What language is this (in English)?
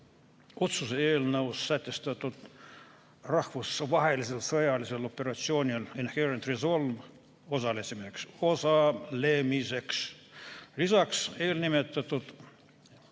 Estonian